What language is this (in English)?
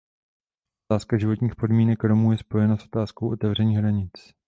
Czech